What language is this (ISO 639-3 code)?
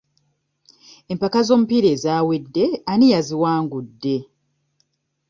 lug